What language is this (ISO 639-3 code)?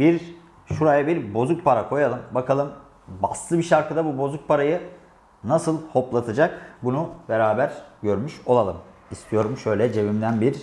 tur